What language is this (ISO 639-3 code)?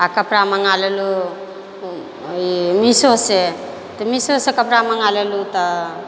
mai